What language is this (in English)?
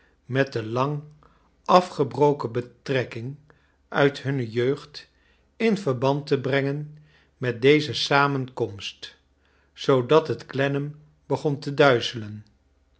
Dutch